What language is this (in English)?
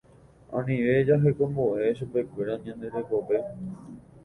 Guarani